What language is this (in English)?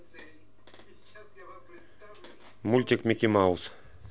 Russian